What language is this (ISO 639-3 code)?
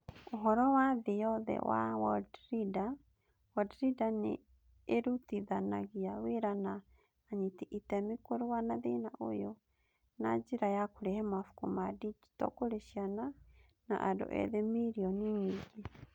kik